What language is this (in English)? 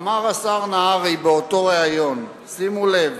Hebrew